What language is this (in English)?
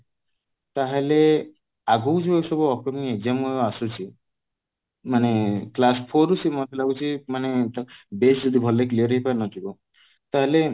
Odia